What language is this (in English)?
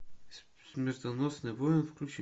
Russian